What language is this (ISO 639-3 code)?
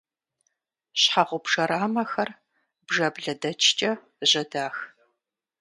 kbd